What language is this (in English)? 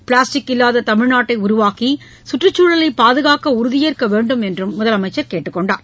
Tamil